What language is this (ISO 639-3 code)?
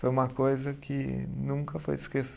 por